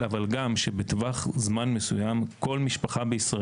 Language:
Hebrew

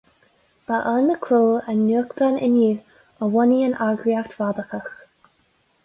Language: Irish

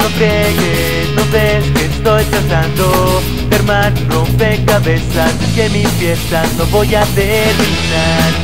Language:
Spanish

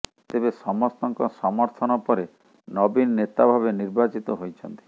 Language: Odia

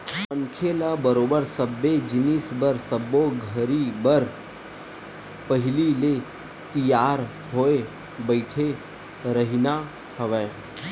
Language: Chhattisgarhi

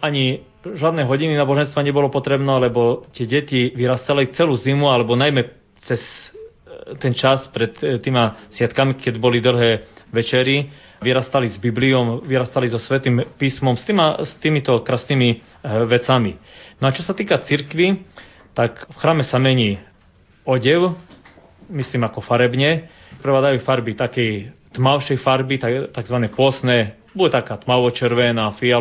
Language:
Slovak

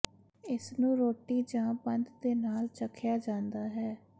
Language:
Punjabi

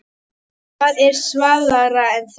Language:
Icelandic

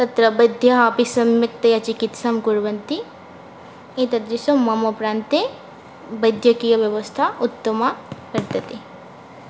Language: Sanskrit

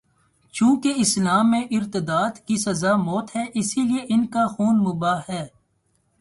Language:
Urdu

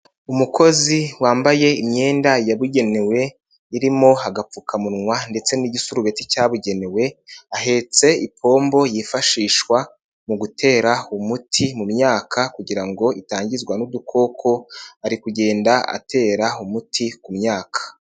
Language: Kinyarwanda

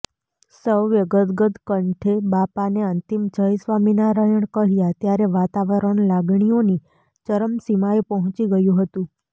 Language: Gujarati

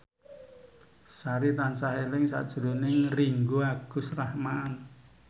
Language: Javanese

